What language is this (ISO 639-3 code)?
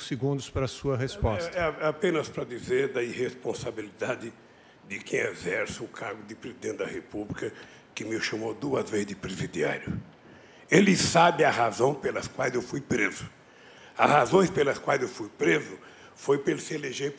por